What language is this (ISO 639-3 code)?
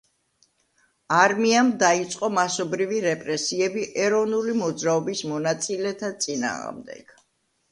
kat